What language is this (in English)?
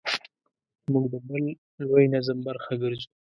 Pashto